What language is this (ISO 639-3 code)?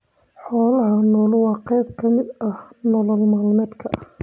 som